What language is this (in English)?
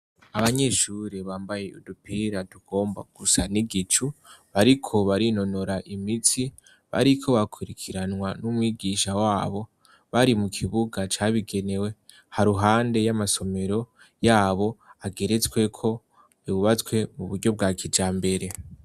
Rundi